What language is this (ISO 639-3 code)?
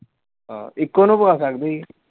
pan